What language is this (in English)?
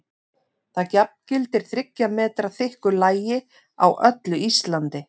Icelandic